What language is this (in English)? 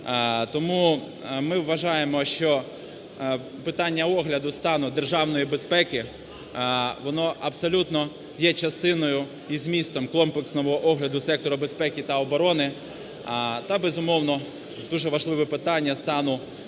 Ukrainian